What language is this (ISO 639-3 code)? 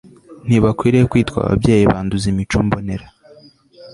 kin